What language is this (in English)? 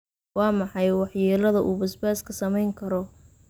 Somali